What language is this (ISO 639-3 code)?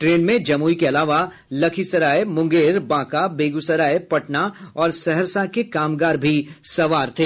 hin